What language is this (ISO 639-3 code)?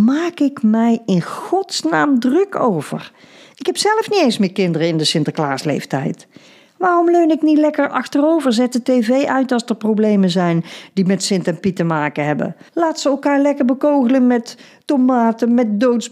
nld